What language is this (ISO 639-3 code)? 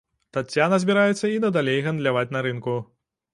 bel